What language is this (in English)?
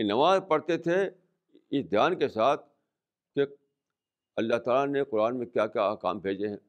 Urdu